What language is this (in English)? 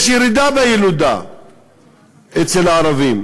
Hebrew